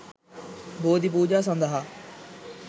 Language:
Sinhala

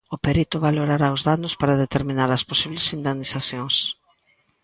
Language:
Galician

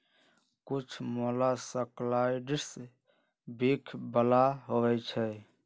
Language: Magahi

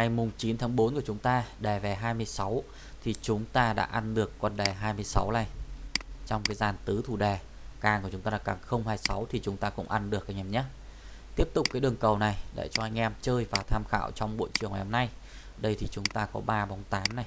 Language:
Vietnamese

